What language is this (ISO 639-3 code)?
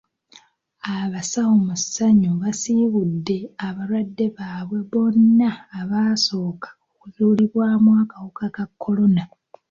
lug